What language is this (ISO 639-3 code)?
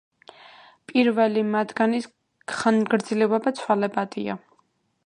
kat